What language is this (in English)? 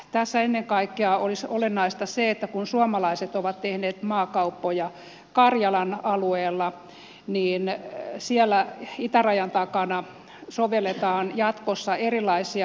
Finnish